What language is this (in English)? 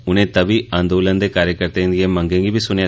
Dogri